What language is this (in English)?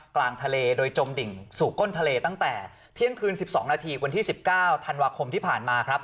Thai